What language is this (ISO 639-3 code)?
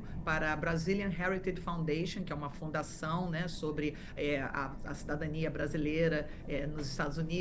por